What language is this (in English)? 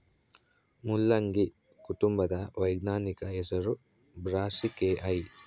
Kannada